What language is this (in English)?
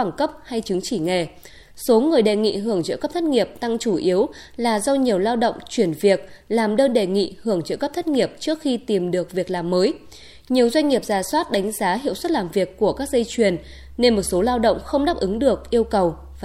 Vietnamese